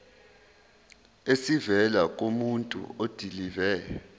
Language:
Zulu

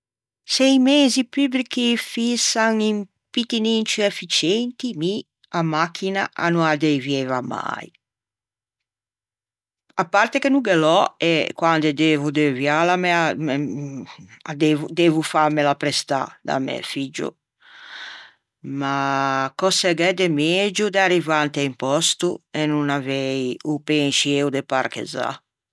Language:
Ligurian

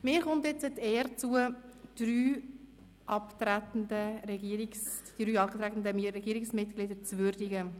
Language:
Swiss German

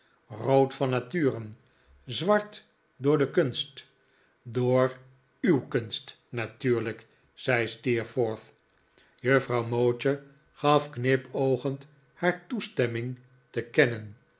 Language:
Dutch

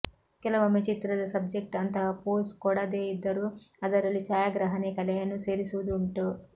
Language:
Kannada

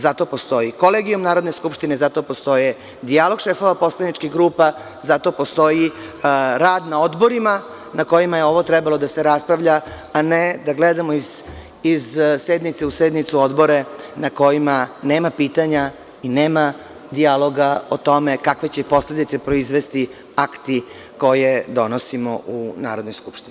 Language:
Serbian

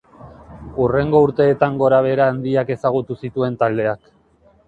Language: Basque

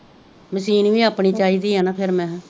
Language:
Punjabi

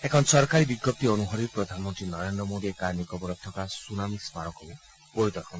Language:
Assamese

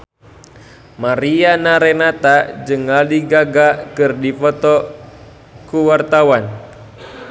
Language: Sundanese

